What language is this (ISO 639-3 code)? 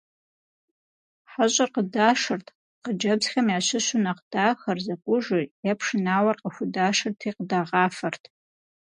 kbd